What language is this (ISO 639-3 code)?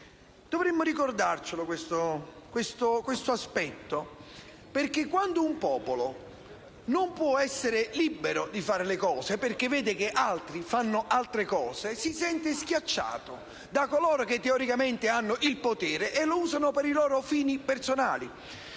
ita